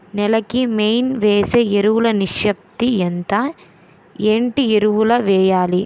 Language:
Telugu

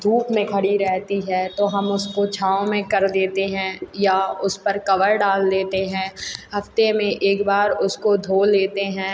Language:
Hindi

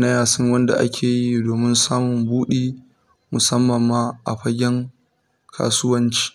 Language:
Arabic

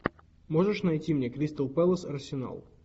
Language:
Russian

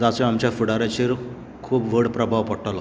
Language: Konkani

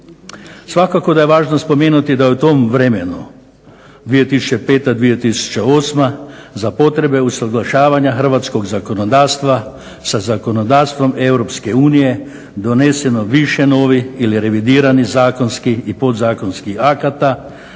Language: Croatian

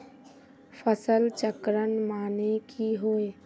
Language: Magahi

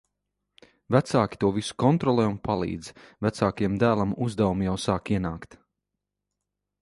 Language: Latvian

